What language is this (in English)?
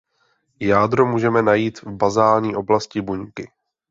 Czech